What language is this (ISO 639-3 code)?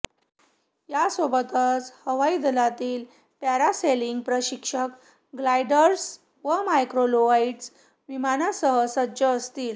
mar